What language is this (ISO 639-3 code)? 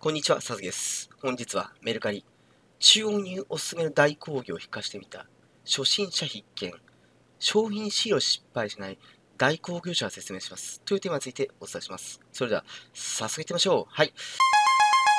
jpn